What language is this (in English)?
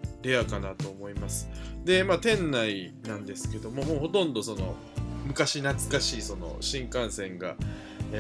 Japanese